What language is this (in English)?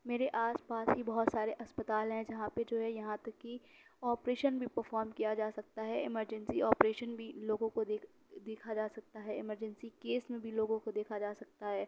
Urdu